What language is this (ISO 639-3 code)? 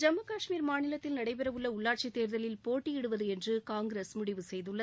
tam